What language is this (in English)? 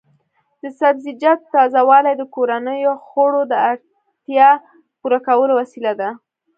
Pashto